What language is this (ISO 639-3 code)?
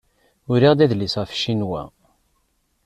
kab